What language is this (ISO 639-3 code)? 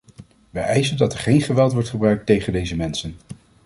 nld